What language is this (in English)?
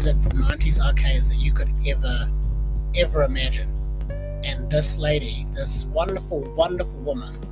English